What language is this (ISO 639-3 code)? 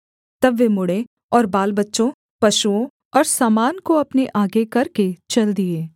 hin